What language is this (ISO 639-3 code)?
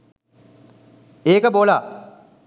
sin